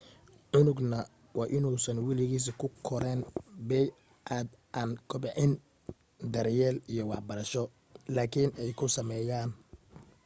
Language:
Somali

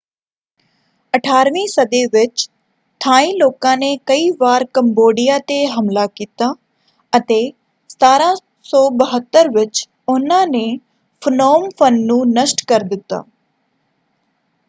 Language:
Punjabi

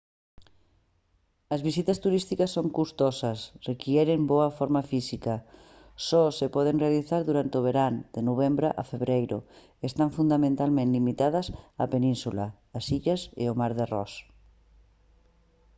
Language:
Galician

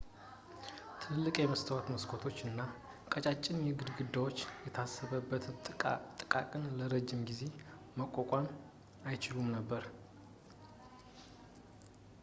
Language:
Amharic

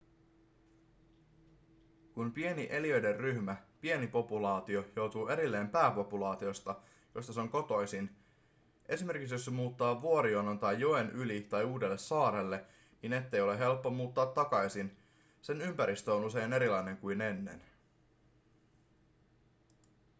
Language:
Finnish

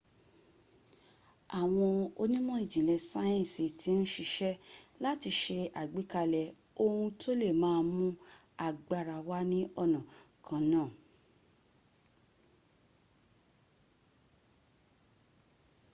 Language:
Yoruba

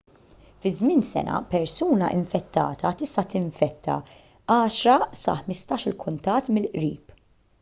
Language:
Maltese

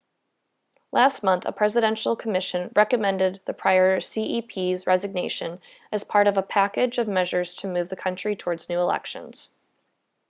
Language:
English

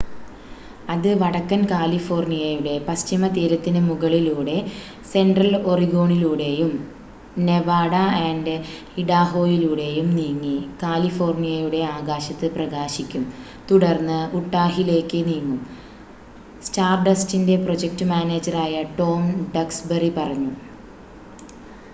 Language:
Malayalam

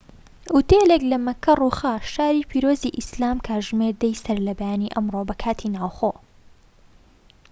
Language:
Central Kurdish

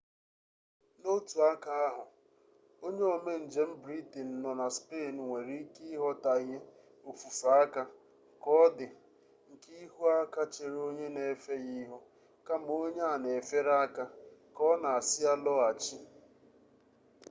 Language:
Igbo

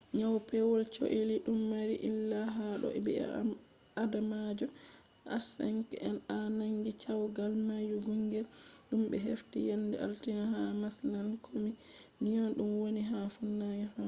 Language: Fula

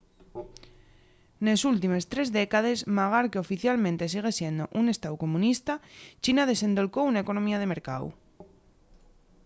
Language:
Asturian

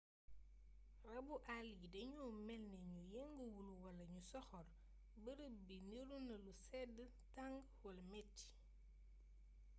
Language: Wolof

